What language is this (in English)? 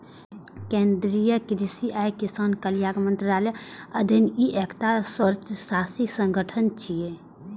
Maithili